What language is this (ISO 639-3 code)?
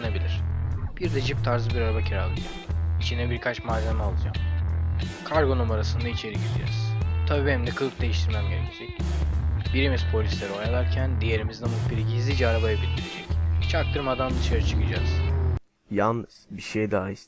tur